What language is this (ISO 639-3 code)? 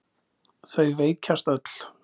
isl